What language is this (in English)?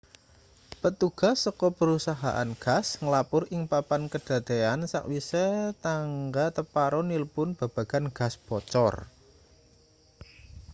Javanese